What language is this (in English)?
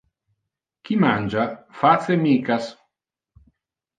Interlingua